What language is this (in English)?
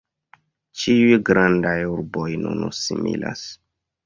Esperanto